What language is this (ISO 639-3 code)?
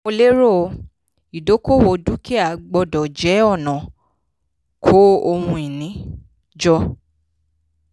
yor